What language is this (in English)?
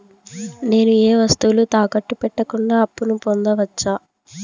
Telugu